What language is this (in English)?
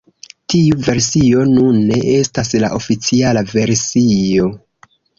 Esperanto